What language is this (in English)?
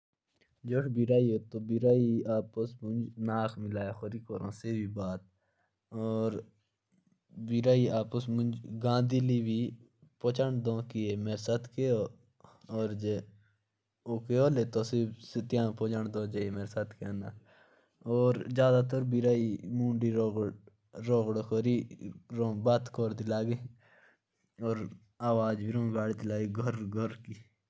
Jaunsari